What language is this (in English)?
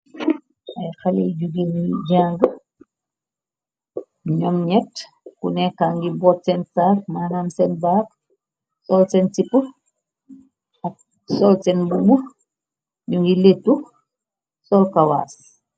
Wolof